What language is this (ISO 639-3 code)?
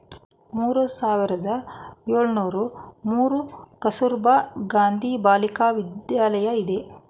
kan